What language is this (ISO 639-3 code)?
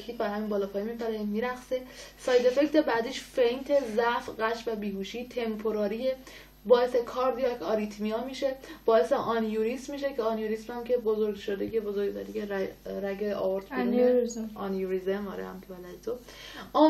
fas